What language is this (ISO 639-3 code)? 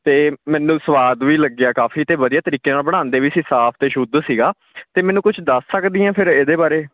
pan